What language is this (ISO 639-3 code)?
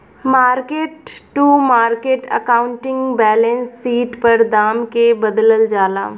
bho